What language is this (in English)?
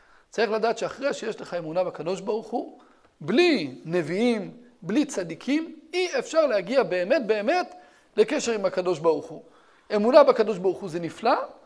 Hebrew